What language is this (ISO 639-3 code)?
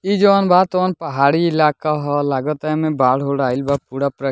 bho